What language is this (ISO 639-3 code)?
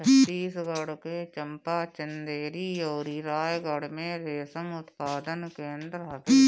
bho